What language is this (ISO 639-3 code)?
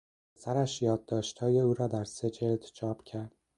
fas